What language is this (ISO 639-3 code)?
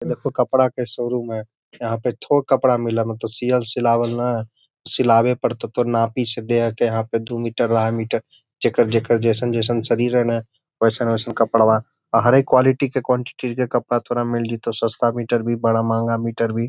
mag